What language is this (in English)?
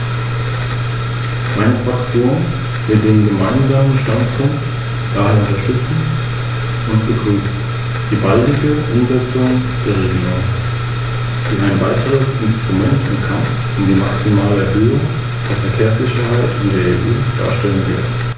German